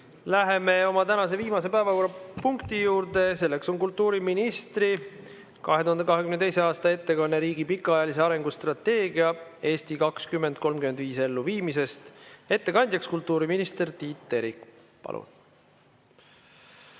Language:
Estonian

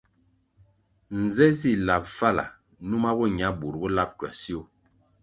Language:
Kwasio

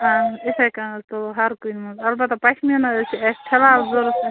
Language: Kashmiri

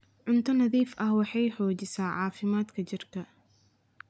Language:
Somali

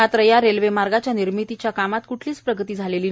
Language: Marathi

